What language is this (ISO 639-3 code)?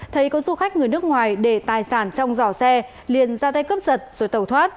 vie